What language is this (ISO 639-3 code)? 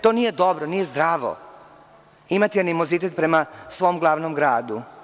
srp